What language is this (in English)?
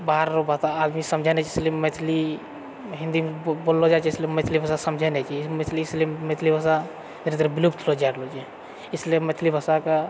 Maithili